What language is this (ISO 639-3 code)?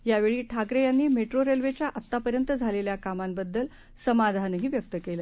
mar